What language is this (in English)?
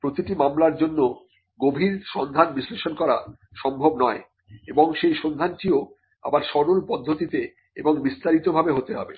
Bangla